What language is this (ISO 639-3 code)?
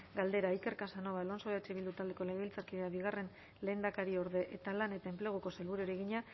eus